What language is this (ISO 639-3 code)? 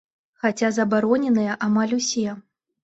bel